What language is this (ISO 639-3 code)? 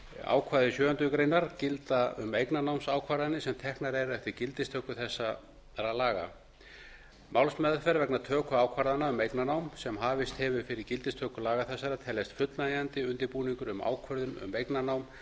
isl